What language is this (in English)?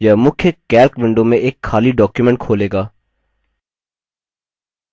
Hindi